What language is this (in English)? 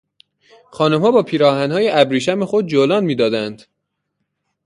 Persian